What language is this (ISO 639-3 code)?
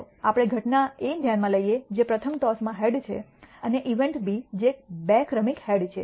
guj